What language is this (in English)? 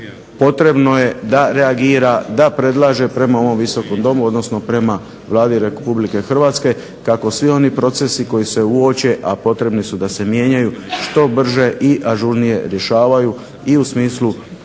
Croatian